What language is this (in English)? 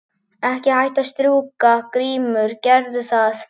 Icelandic